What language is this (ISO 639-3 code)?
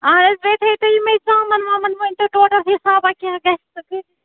kas